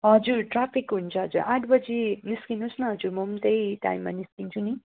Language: Nepali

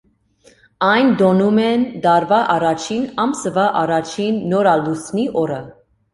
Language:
Armenian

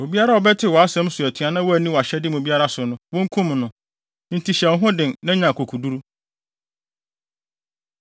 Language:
Akan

